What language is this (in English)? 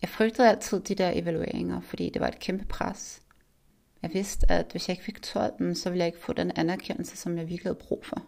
Danish